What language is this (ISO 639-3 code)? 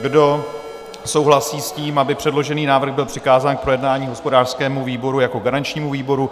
ces